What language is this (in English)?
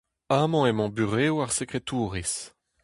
Breton